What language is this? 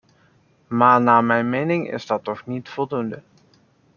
Dutch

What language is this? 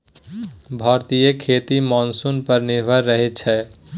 Maithili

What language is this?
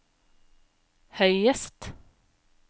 Norwegian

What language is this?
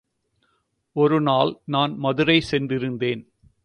Tamil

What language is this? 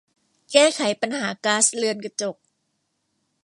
Thai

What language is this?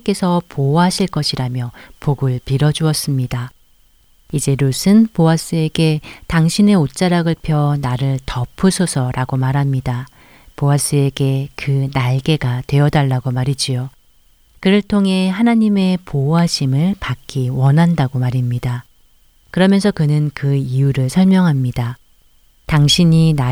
Korean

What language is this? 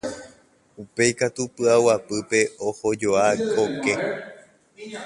Guarani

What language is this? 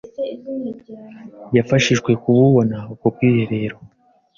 Kinyarwanda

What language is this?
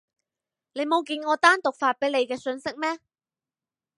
Cantonese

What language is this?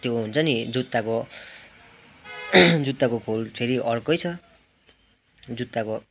Nepali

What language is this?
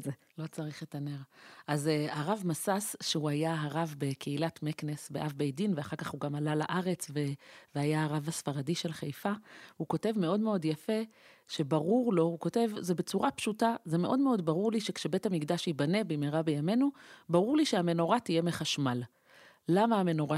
Hebrew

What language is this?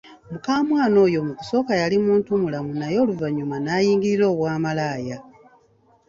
Ganda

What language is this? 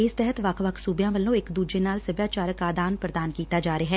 Punjabi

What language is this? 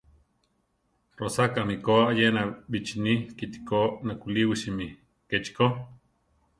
Central Tarahumara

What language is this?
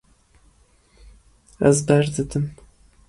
Kurdish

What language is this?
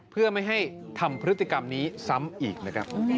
Thai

